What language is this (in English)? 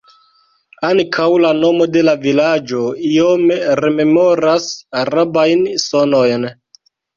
Esperanto